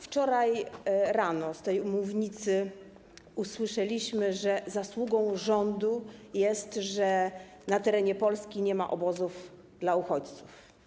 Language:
Polish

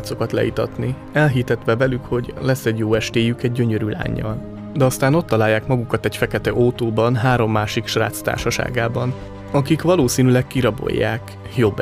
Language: Hungarian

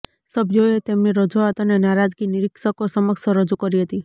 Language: Gujarati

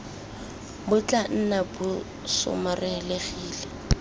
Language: Tswana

